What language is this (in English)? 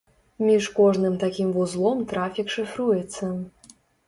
Belarusian